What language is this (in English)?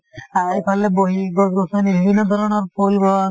Assamese